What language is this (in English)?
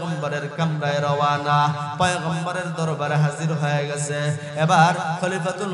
Arabic